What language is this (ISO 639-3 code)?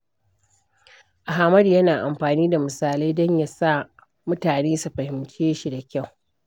hau